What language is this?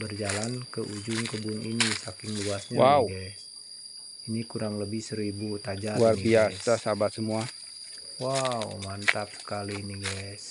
Indonesian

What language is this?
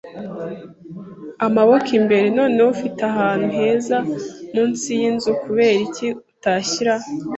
Kinyarwanda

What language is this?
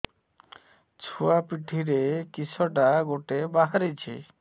Odia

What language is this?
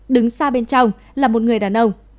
Vietnamese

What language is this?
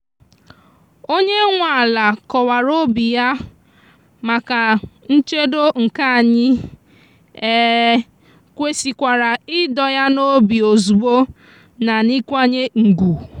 Igbo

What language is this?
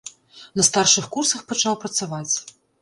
Belarusian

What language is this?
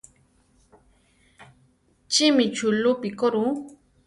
Central Tarahumara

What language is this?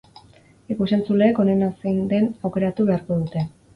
Basque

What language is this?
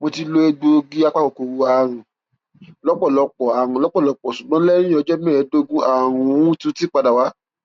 Yoruba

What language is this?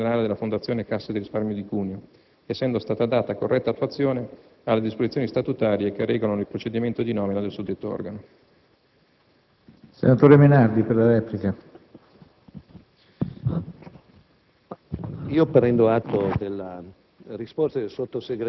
Italian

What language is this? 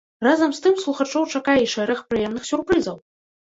Belarusian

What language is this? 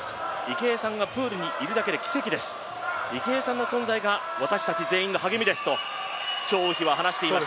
Japanese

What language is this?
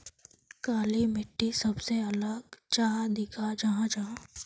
Magahi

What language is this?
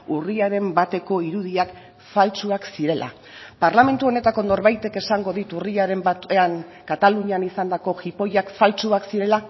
Basque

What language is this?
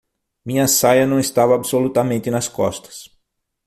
Portuguese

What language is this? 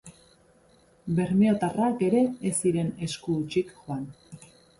Basque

